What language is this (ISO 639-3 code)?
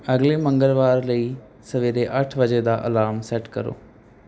pan